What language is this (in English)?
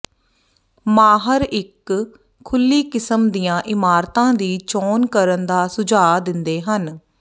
Punjabi